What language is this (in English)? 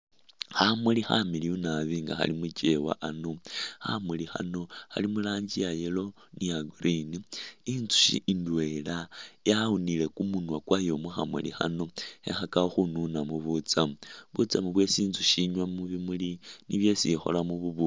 Masaaba